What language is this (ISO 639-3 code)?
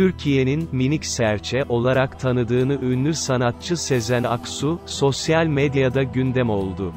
tur